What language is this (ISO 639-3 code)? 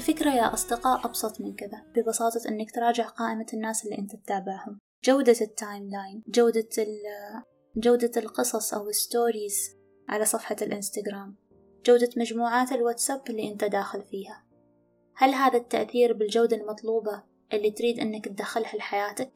ara